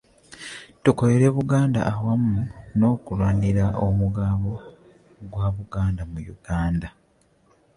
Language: Ganda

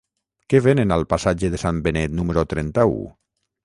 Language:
Catalan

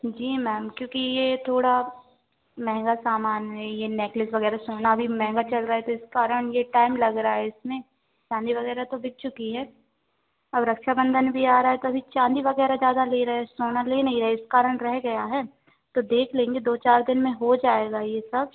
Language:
Hindi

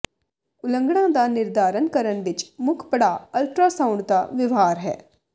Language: Punjabi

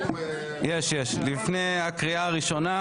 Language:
Hebrew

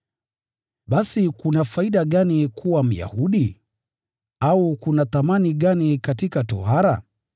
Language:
Swahili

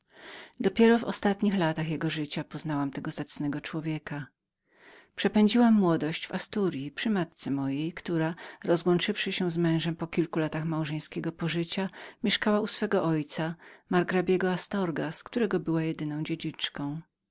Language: Polish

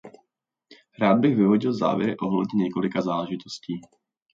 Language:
Czech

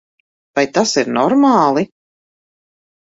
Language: Latvian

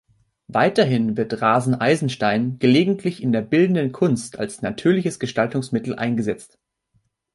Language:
German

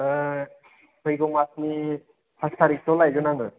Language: Bodo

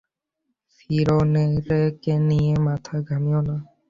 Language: Bangla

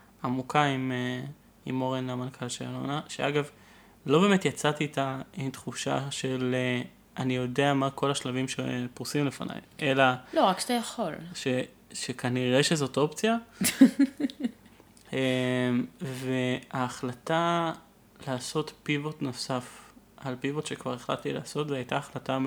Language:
Hebrew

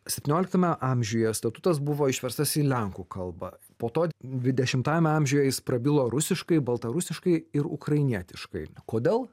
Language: Lithuanian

